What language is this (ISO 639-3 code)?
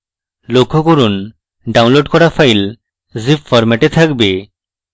ben